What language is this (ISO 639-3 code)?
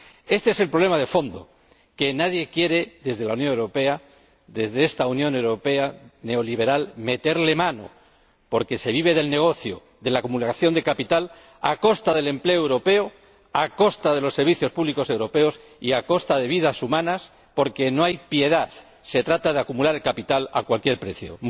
spa